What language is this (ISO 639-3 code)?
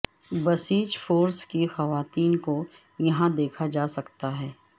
urd